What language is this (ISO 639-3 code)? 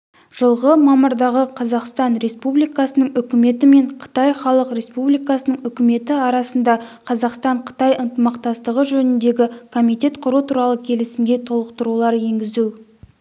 kaz